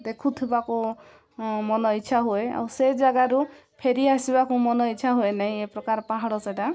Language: Odia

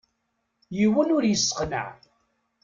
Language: Kabyle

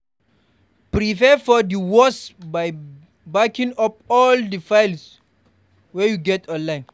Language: Nigerian Pidgin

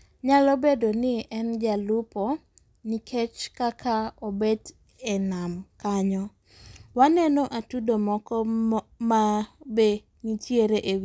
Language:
Luo (Kenya and Tanzania)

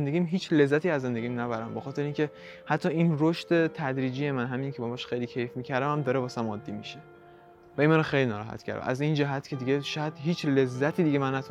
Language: Persian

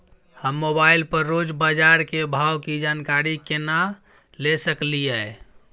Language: Maithili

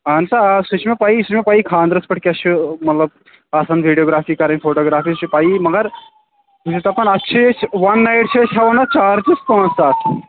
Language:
Kashmiri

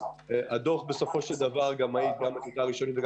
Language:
Hebrew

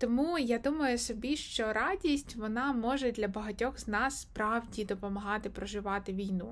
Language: Ukrainian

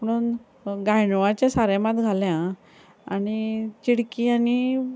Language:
Konkani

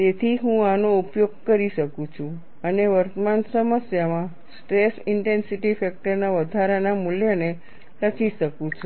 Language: Gujarati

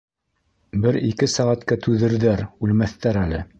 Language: Bashkir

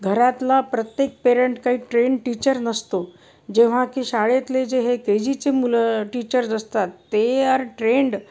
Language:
Marathi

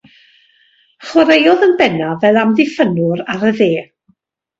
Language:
Welsh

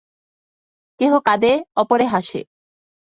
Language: Bangla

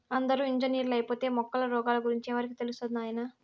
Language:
Telugu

